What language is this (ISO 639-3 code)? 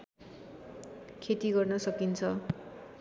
nep